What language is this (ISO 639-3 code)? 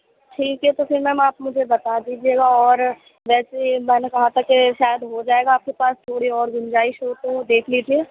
urd